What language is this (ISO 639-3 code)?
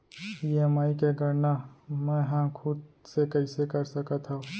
hne